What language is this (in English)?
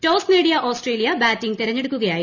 Malayalam